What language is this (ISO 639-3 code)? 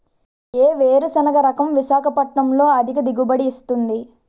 tel